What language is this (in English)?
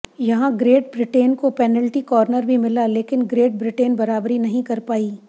Hindi